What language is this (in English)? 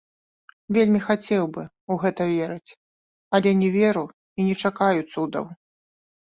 Belarusian